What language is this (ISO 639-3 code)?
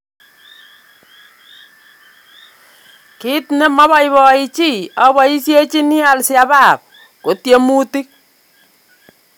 kln